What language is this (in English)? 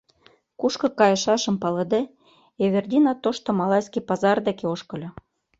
Mari